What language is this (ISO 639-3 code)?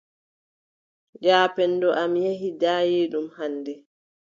fub